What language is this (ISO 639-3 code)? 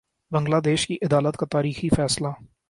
urd